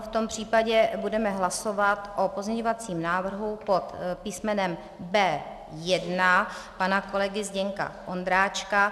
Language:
Czech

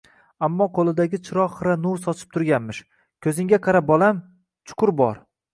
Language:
Uzbek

